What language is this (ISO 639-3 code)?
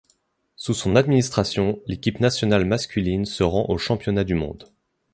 fra